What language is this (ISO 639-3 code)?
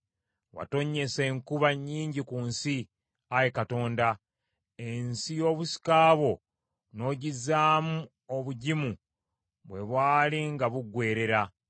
lug